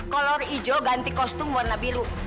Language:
Indonesian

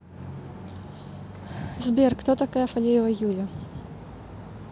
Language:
Russian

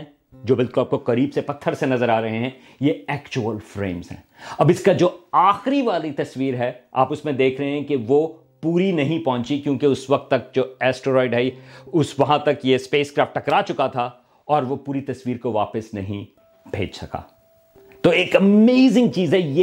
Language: Urdu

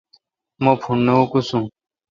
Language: Kalkoti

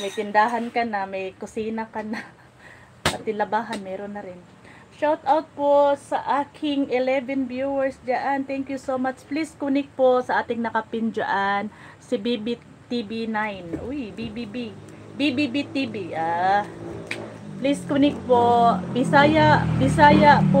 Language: Filipino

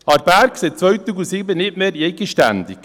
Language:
Swiss German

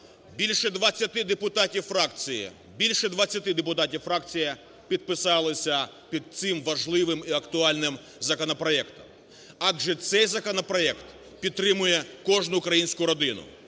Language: Ukrainian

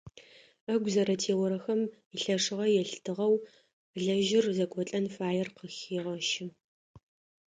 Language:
Adyghe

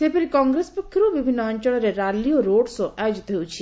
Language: Odia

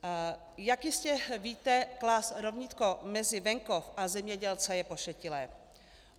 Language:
Czech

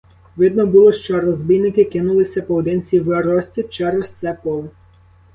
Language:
Ukrainian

